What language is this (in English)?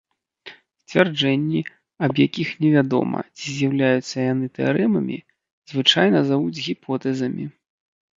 Belarusian